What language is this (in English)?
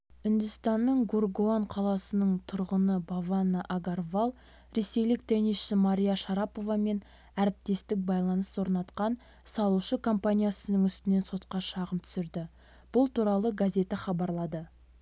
Kazakh